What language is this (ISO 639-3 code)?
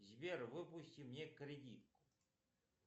rus